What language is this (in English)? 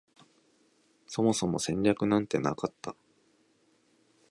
Japanese